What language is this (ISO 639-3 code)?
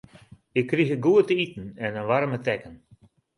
fry